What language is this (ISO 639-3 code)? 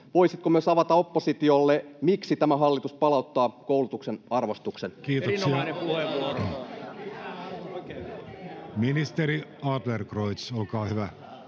fin